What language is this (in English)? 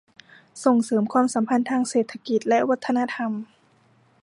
Thai